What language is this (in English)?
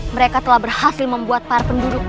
Indonesian